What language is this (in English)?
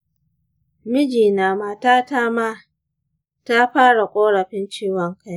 Hausa